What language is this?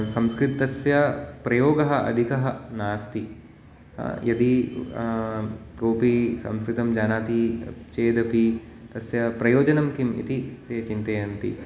Sanskrit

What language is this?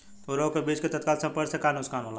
Bhojpuri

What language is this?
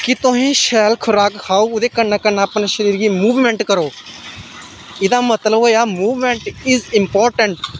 Dogri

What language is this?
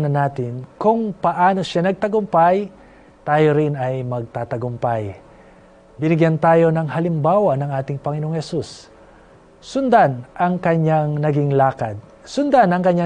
Filipino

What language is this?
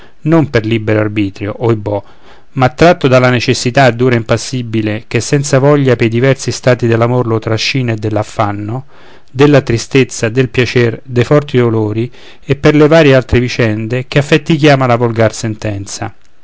Italian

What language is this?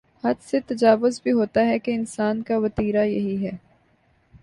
Urdu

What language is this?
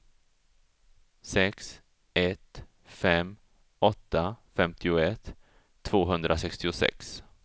Swedish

